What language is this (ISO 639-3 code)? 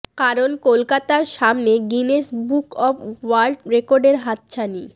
ben